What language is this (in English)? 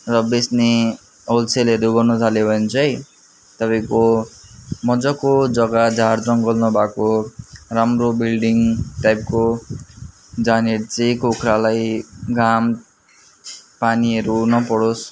Nepali